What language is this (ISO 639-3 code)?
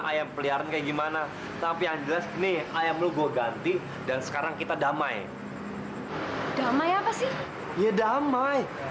ind